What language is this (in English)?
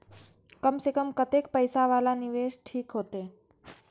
Maithili